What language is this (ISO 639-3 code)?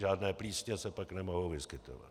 ces